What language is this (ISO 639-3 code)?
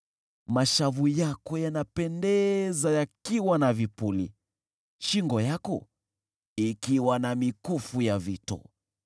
swa